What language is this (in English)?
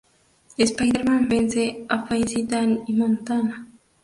Spanish